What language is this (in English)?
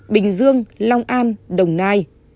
Vietnamese